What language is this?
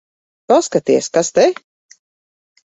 Latvian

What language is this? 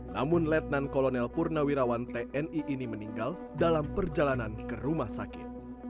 Indonesian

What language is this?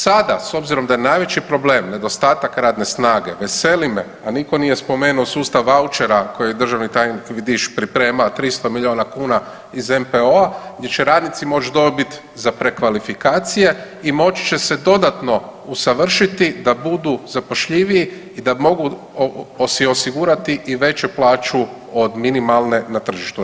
Croatian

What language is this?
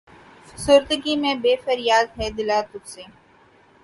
Urdu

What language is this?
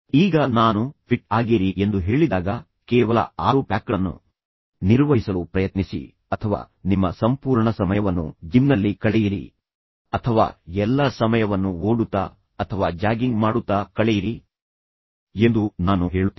Kannada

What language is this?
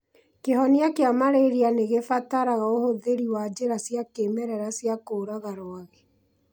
Kikuyu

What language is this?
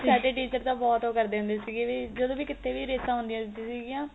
Punjabi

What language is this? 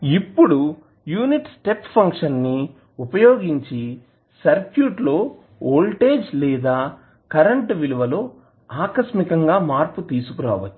Telugu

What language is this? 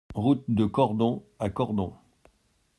French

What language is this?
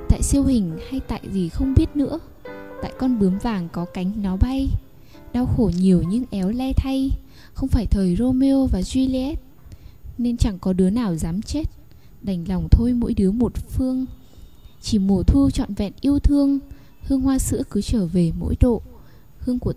Vietnamese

